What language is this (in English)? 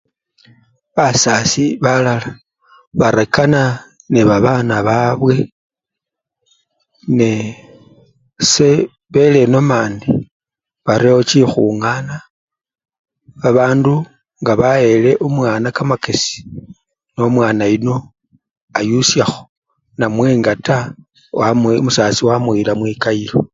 Luyia